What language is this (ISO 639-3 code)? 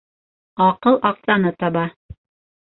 bak